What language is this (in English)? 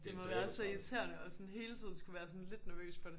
Danish